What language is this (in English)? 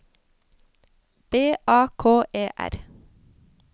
Norwegian